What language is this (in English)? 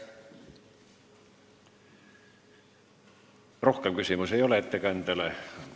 Estonian